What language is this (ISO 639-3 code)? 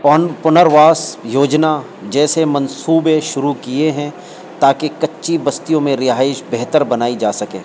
urd